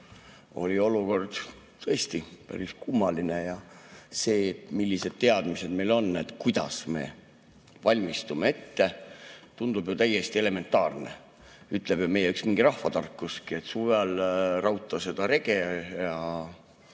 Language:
Estonian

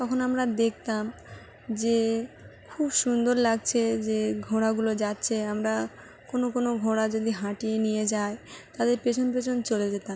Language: Bangla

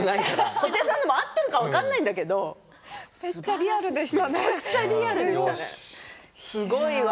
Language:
Japanese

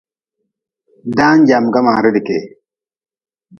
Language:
Nawdm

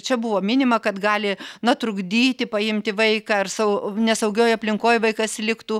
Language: Lithuanian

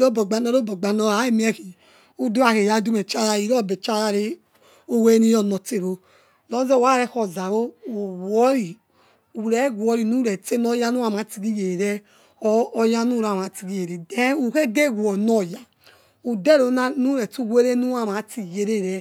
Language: Yekhee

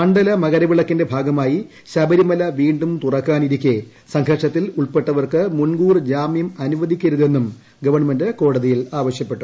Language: Malayalam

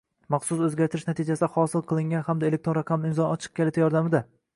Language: Uzbek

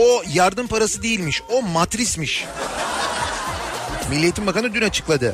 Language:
Turkish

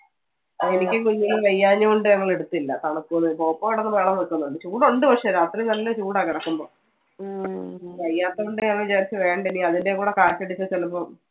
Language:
Malayalam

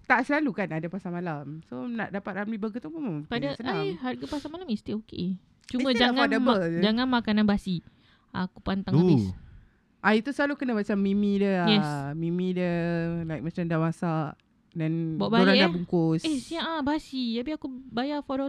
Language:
Malay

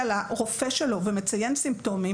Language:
Hebrew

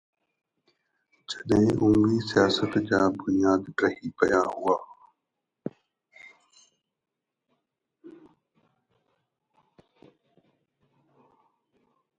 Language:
Sindhi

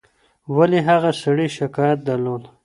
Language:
Pashto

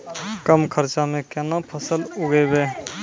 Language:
Maithili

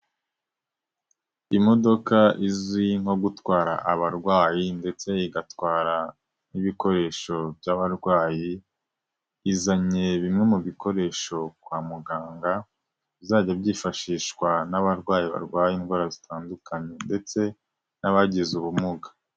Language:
Kinyarwanda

